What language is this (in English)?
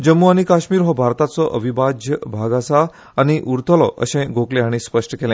Konkani